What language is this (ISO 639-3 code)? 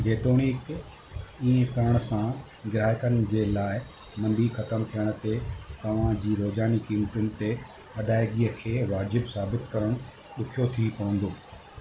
snd